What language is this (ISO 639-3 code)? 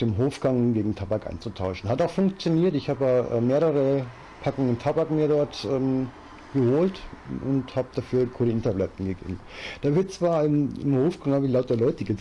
deu